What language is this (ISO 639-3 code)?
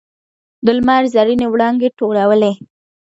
pus